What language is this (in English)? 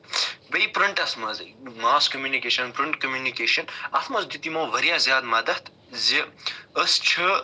Kashmiri